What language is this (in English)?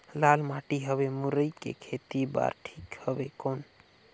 Chhattisgarhi